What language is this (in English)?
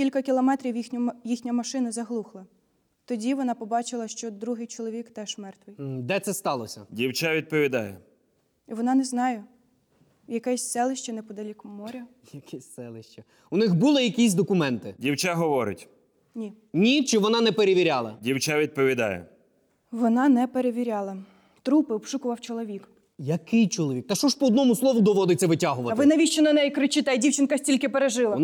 Ukrainian